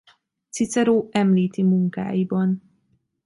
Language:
Hungarian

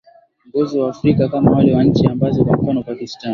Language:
Swahili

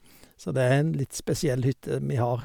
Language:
Norwegian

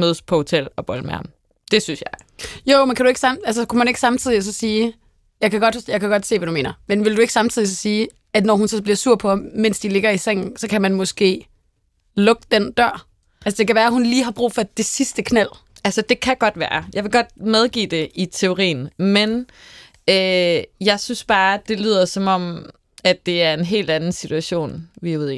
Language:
Danish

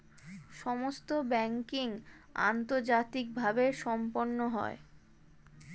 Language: Bangla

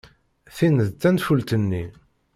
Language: Kabyle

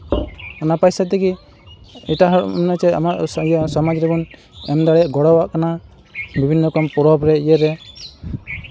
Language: Santali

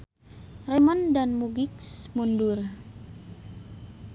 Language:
Sundanese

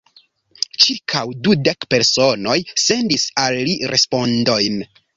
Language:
Esperanto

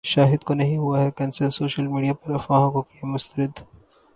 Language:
Urdu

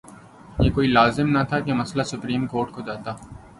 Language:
Urdu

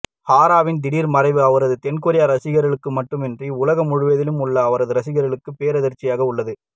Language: Tamil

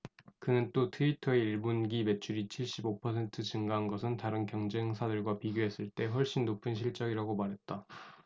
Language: Korean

